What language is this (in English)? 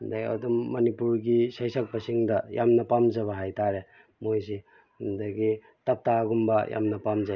Manipuri